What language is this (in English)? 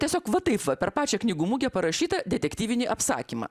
Lithuanian